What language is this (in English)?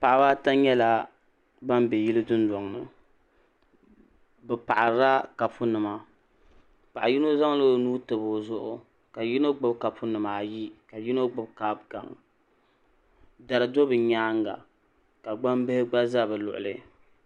Dagbani